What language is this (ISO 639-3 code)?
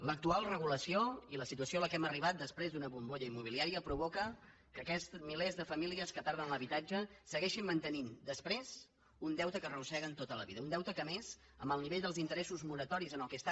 cat